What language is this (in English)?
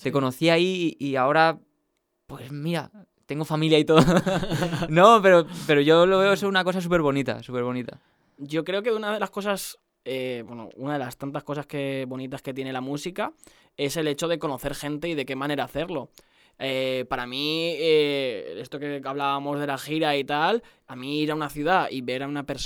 Spanish